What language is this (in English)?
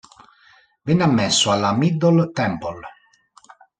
Italian